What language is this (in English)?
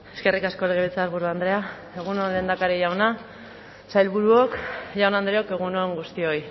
Basque